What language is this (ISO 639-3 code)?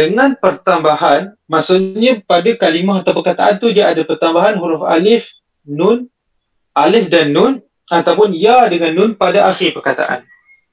msa